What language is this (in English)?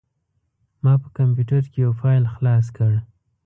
Pashto